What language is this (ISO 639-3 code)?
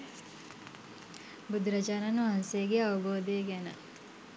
sin